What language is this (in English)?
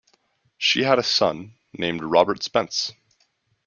English